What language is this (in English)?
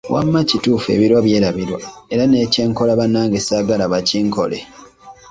Ganda